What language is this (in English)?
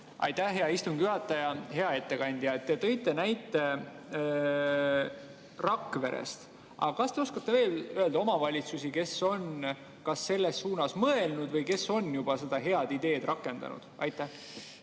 Estonian